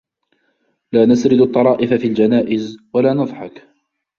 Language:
Arabic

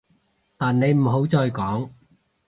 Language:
Cantonese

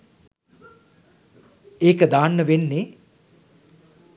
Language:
Sinhala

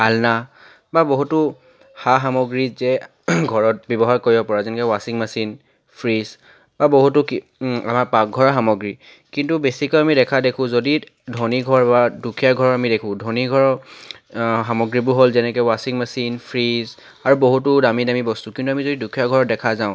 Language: Assamese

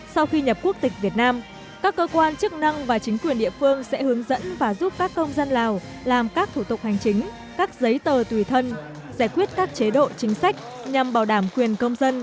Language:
Vietnamese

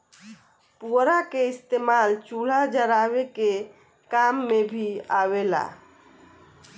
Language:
Bhojpuri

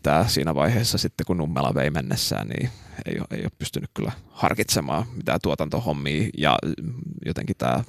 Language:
Finnish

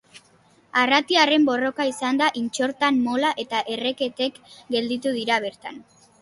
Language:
Basque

